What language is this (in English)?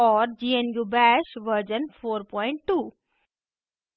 Hindi